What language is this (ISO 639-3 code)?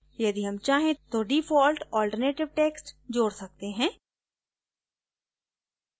hin